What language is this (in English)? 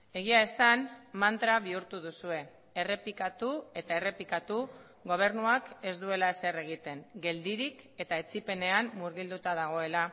Basque